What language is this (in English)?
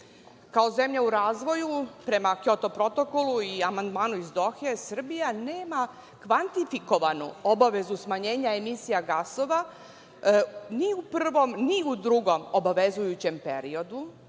Serbian